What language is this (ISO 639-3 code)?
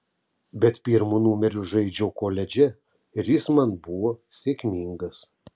lit